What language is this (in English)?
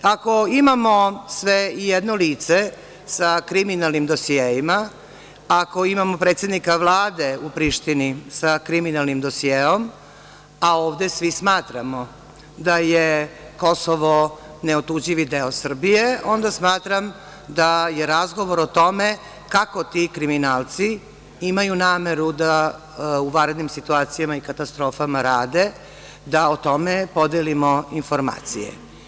Serbian